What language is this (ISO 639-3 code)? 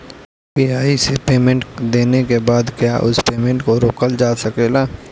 bho